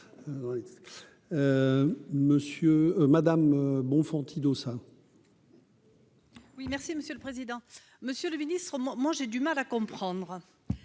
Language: French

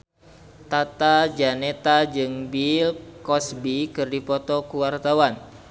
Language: Sundanese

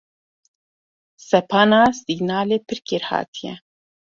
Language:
Kurdish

